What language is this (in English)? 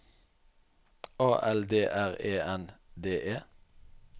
Norwegian